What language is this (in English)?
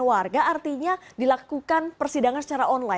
Indonesian